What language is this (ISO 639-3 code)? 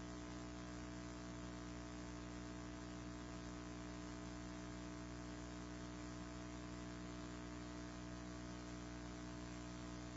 eng